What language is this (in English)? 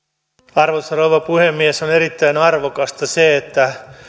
Finnish